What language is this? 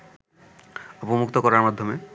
Bangla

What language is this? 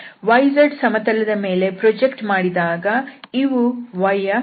Kannada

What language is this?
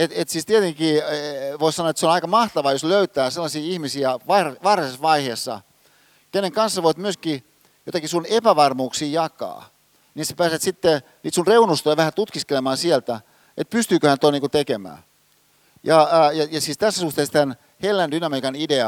Finnish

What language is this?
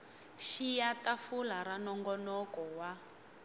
Tsonga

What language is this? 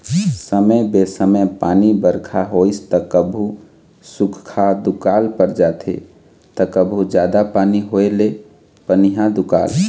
Chhattisgarhi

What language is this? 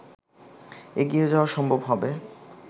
Bangla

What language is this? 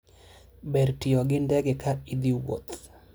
Luo (Kenya and Tanzania)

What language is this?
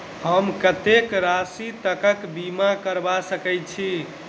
Maithili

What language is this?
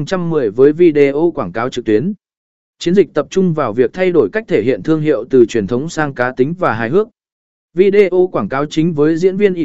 Vietnamese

